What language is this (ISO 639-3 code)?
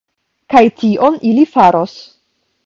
epo